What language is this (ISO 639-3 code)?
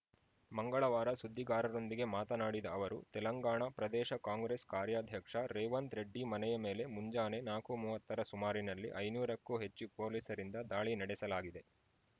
kan